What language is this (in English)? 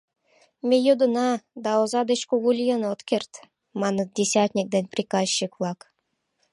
Mari